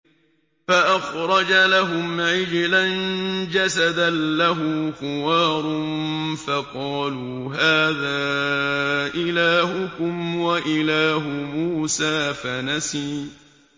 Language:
Arabic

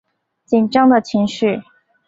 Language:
Chinese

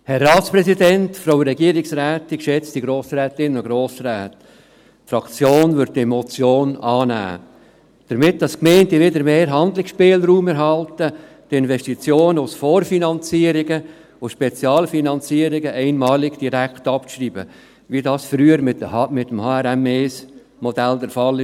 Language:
Swiss German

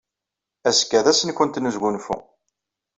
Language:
Kabyle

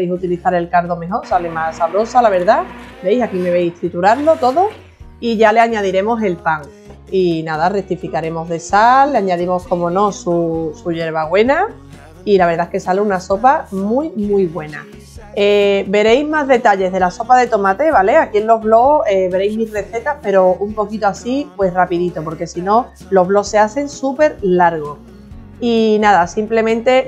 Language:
Spanish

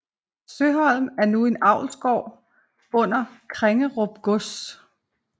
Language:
Danish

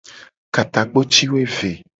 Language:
Gen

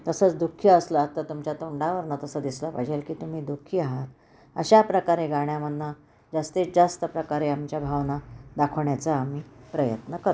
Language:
Marathi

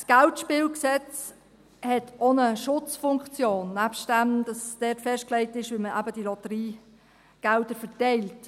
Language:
Swiss German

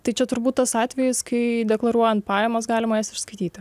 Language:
Lithuanian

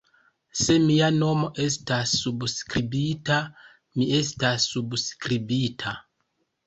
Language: Esperanto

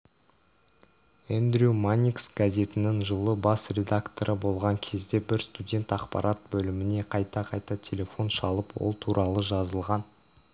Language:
Kazakh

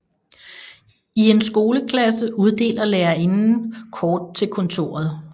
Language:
Danish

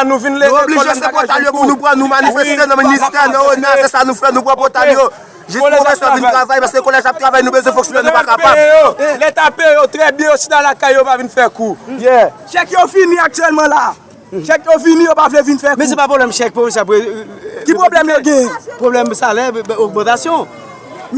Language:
French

